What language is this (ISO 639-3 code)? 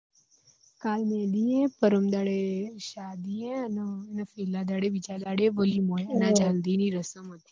guj